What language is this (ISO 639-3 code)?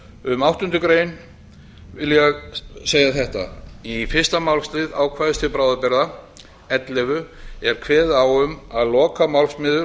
isl